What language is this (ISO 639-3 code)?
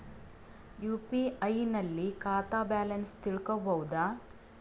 kan